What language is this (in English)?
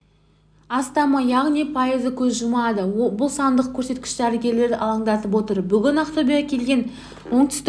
Kazakh